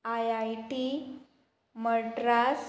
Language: Konkani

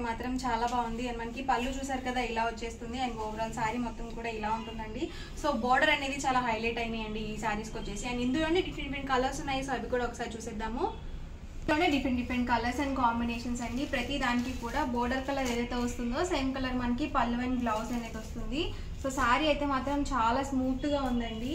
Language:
Telugu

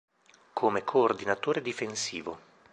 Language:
Italian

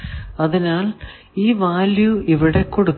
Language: Malayalam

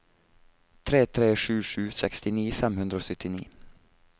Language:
Norwegian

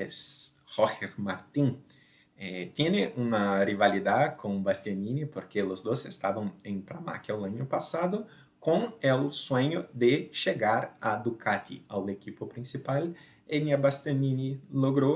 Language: Portuguese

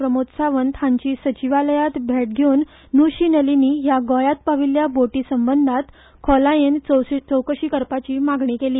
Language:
Konkani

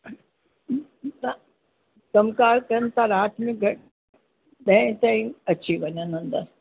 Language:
Sindhi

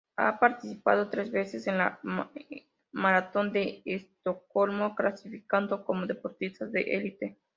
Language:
Spanish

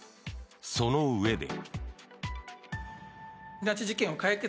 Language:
Japanese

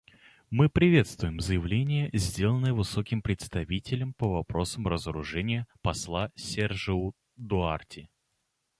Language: Russian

